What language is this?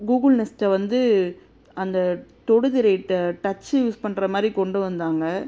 Tamil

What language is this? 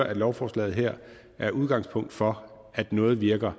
Danish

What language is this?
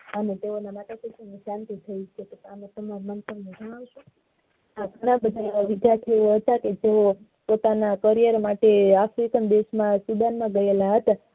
Gujarati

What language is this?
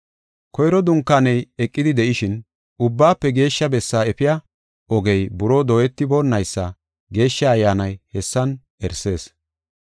Gofa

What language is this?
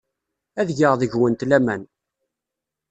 Kabyle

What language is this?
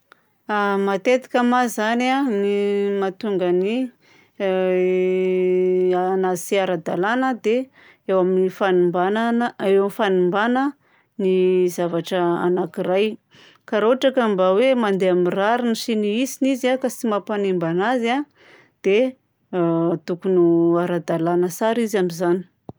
Southern Betsimisaraka Malagasy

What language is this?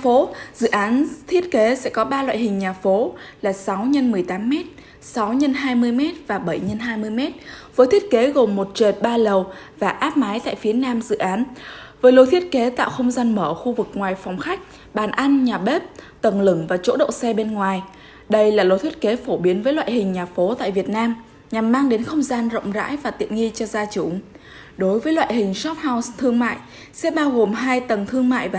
Vietnamese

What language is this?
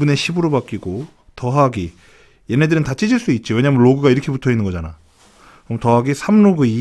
Korean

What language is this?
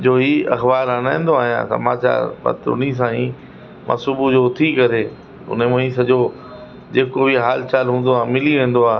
Sindhi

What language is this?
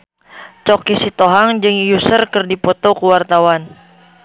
Sundanese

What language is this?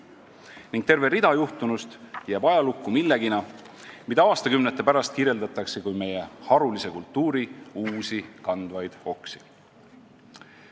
Estonian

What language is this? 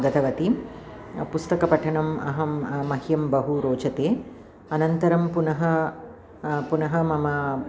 Sanskrit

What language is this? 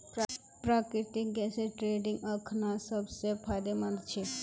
Magahi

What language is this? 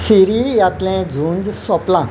Konkani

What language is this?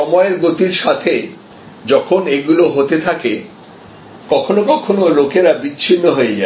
Bangla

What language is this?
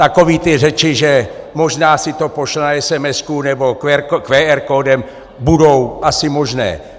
Czech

